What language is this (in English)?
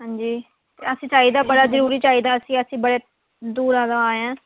Dogri